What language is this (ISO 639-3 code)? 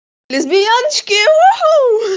rus